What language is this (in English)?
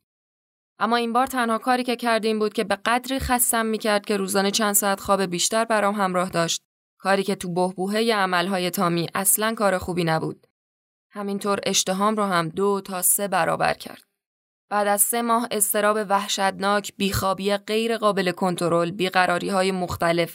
Persian